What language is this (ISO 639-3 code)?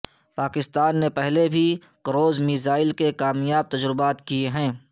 urd